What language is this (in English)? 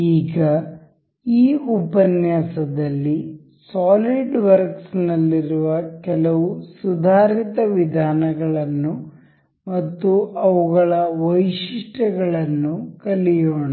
Kannada